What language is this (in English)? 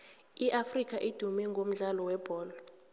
South Ndebele